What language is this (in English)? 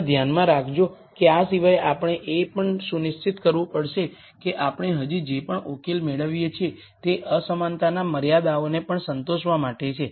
Gujarati